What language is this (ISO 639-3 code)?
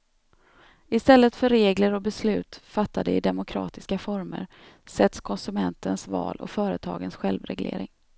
swe